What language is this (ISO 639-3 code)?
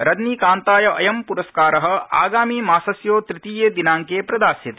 san